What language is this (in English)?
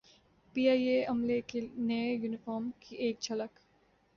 Urdu